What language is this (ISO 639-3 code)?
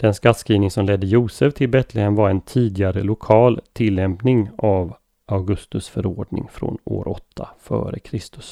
swe